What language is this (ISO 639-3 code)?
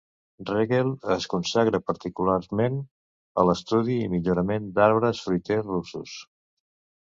cat